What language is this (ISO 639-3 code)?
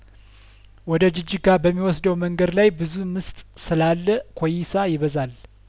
amh